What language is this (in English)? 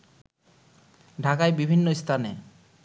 Bangla